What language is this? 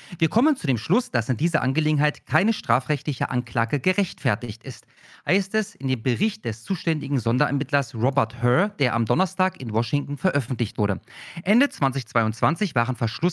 German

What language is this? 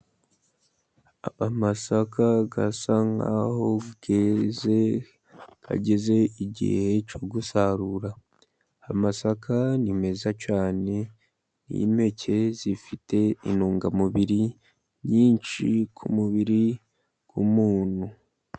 Kinyarwanda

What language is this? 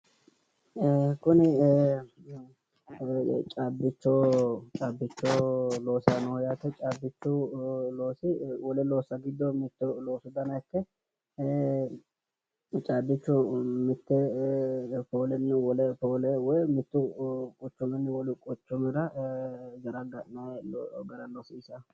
Sidamo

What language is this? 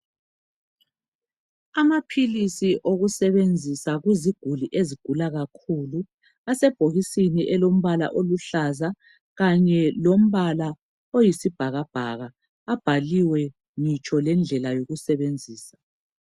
North Ndebele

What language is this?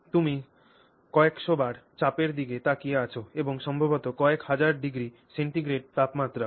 Bangla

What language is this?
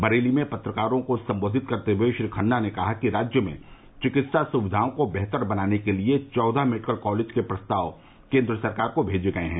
Hindi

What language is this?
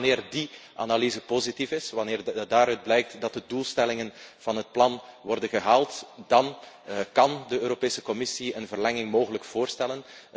Dutch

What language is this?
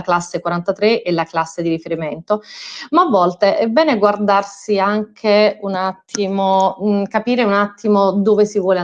Italian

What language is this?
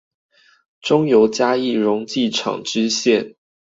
Chinese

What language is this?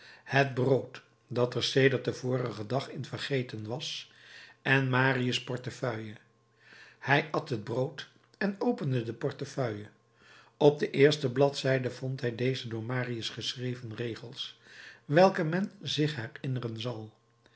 Dutch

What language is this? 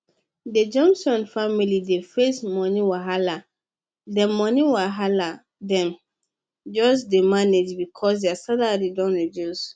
Nigerian Pidgin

